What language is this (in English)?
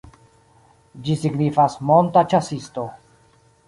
Esperanto